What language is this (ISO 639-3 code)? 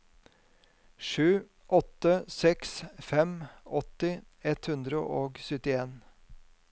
nor